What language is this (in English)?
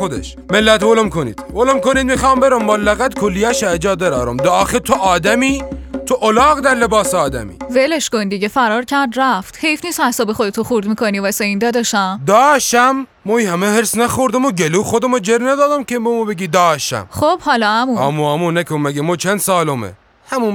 Persian